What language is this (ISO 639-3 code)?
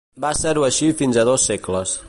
cat